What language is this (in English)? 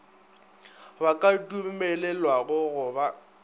Northern Sotho